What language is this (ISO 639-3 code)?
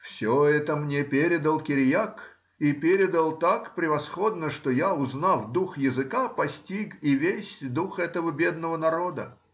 rus